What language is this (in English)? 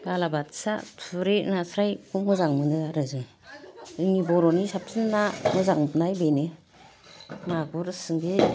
Bodo